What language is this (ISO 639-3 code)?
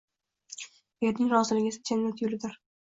uzb